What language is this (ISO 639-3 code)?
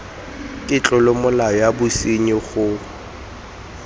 tsn